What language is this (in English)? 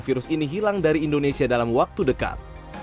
Indonesian